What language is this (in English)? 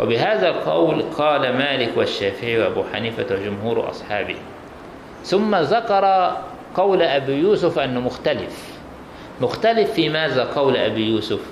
Arabic